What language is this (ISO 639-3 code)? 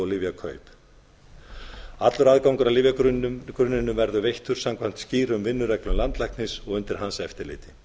isl